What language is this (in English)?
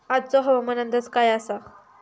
Marathi